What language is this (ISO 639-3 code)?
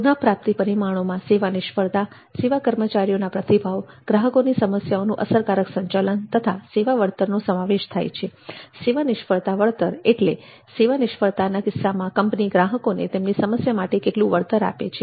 guj